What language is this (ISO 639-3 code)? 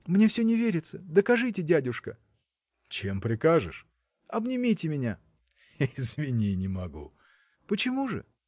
rus